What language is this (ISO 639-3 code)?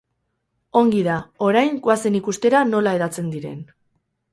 eus